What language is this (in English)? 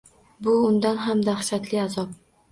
Uzbek